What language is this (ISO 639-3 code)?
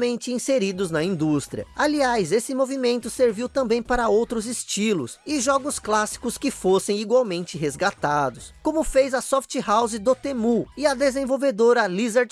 por